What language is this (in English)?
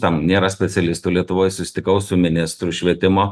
Lithuanian